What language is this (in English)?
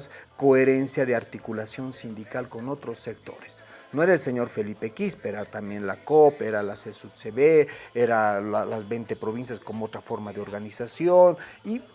Spanish